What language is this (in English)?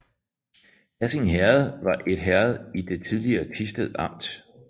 Danish